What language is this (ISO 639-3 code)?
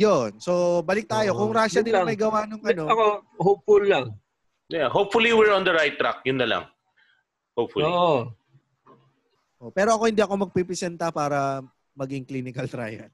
fil